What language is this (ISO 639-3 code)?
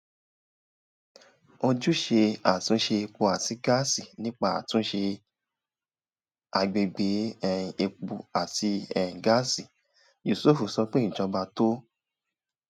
yor